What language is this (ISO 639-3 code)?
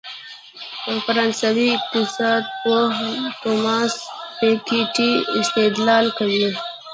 pus